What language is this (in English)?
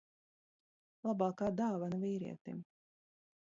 Latvian